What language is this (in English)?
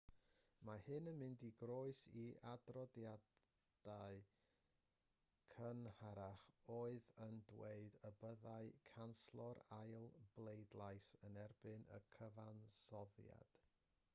Welsh